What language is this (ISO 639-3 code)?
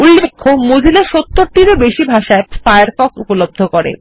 ben